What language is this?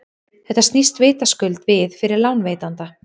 Icelandic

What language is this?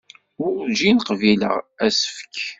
Kabyle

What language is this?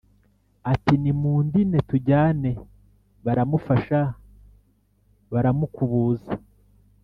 Kinyarwanda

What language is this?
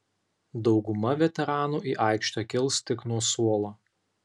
Lithuanian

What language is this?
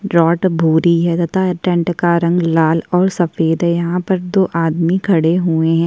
Hindi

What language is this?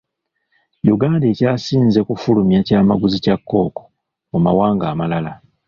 Ganda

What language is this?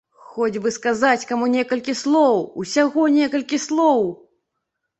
Belarusian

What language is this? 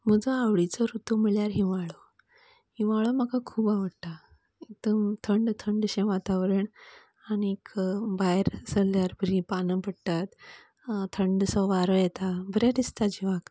Konkani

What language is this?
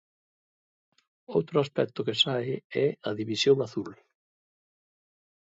Galician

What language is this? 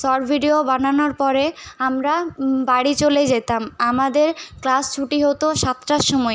Bangla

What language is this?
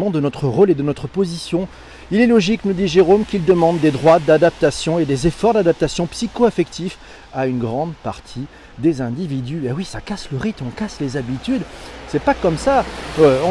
French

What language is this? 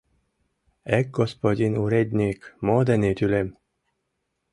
Mari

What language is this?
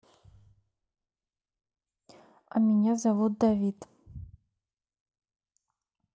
Russian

